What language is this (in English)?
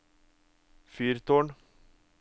Norwegian